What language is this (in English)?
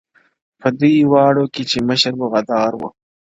Pashto